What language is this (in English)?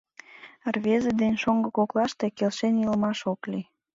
Mari